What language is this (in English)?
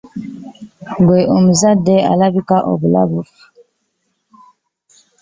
Ganda